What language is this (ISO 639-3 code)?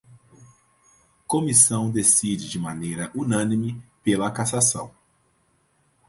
por